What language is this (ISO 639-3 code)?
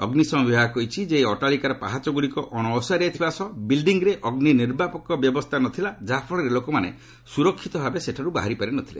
ori